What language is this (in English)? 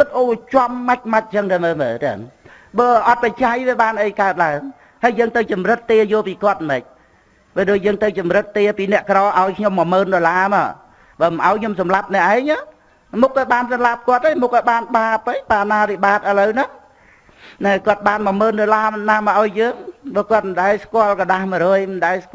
Vietnamese